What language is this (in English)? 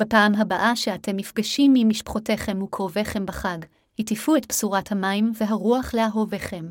Hebrew